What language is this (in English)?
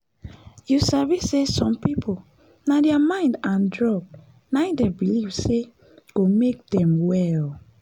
Nigerian Pidgin